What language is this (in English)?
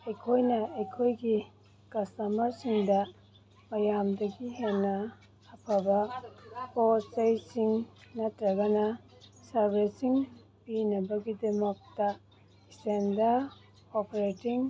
Manipuri